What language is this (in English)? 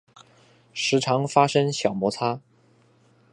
Chinese